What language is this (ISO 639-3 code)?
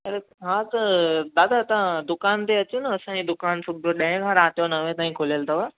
snd